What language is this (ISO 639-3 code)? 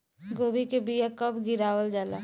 bho